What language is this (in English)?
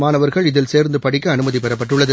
Tamil